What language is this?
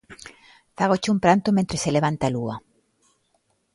Galician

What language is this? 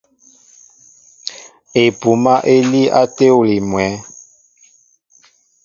Mbo (Cameroon)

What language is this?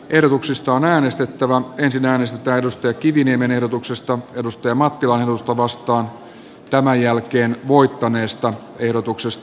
Finnish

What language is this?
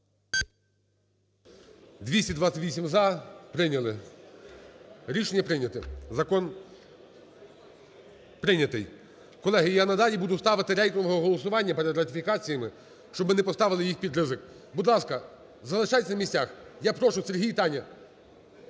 Ukrainian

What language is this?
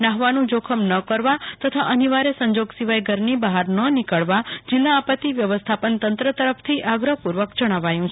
Gujarati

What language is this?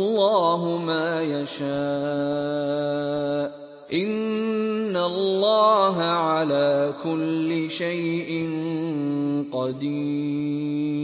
Arabic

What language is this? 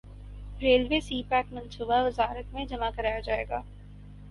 Urdu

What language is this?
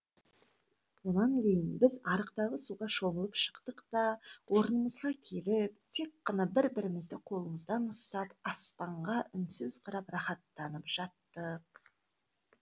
Kazakh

